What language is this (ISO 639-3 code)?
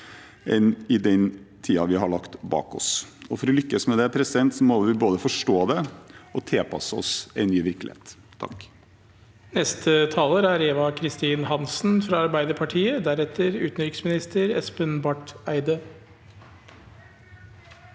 nor